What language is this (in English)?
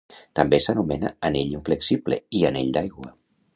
Catalan